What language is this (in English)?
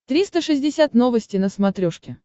Russian